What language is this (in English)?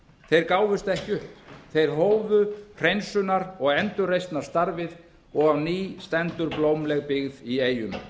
Icelandic